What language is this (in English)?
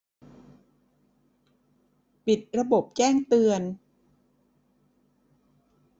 Thai